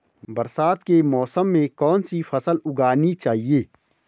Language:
Hindi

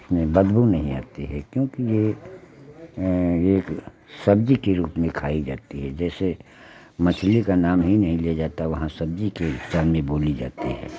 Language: Hindi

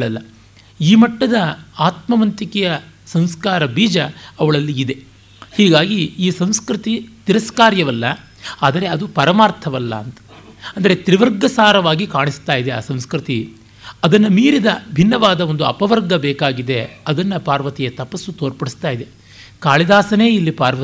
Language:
Kannada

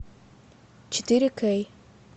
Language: Russian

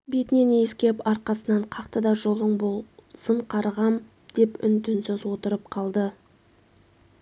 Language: Kazakh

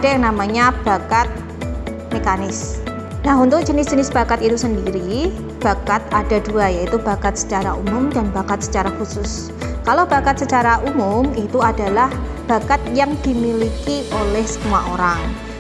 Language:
Indonesian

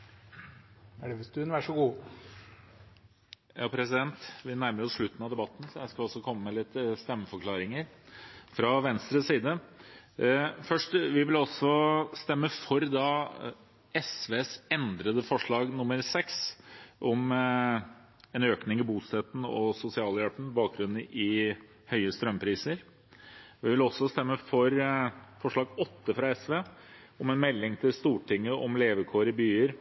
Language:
Norwegian Bokmål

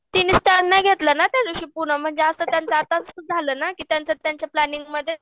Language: Marathi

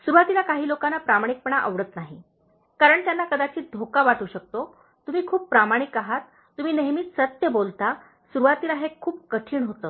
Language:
Marathi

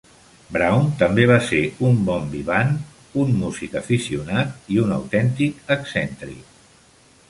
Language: Catalan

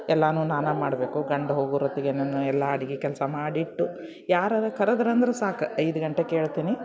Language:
Kannada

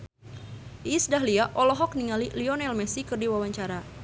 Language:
Sundanese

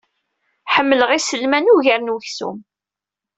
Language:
Kabyle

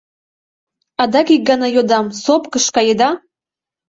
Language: Mari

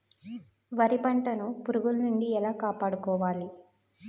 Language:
Telugu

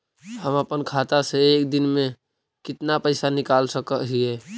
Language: Magahi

